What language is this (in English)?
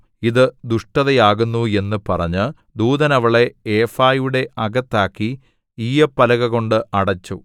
Malayalam